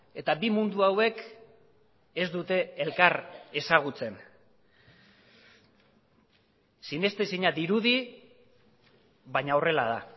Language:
Basque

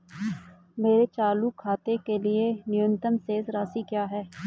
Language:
Hindi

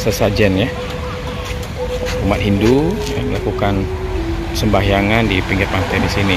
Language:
Indonesian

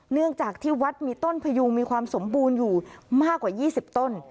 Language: Thai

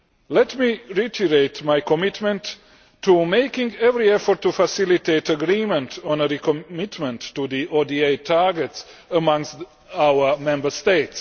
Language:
English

